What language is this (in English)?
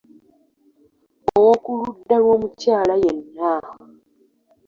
Ganda